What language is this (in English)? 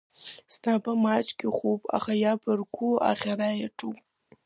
Abkhazian